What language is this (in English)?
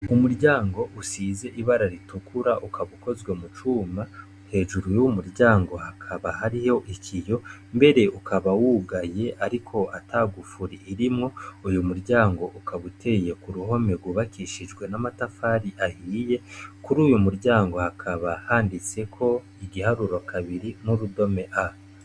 Rundi